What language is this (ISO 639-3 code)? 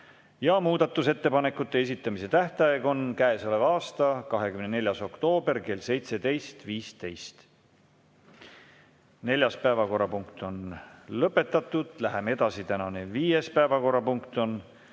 est